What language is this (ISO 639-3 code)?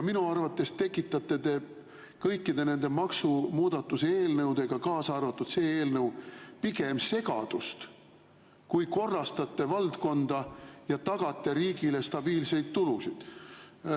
est